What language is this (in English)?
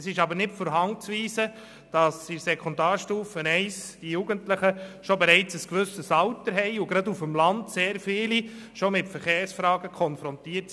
Swiss German